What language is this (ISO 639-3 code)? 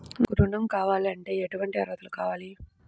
tel